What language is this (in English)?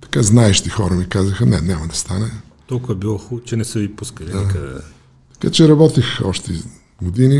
Bulgarian